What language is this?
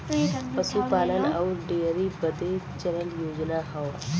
Bhojpuri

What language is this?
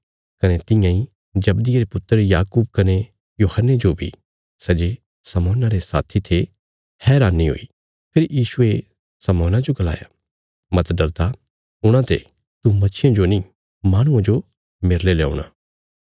Bilaspuri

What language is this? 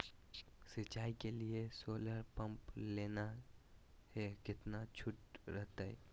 Magahi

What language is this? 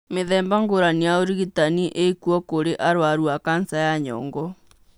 Kikuyu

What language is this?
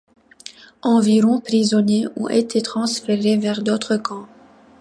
French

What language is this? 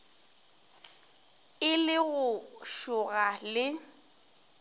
Northern Sotho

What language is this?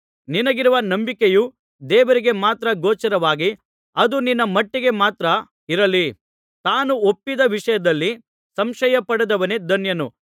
Kannada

